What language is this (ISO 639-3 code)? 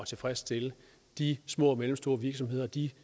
dan